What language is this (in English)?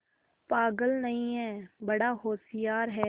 Hindi